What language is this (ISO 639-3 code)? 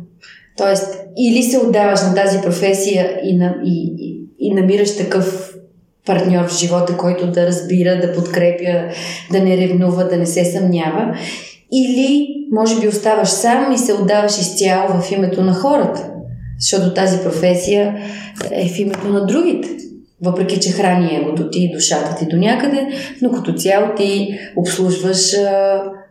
bul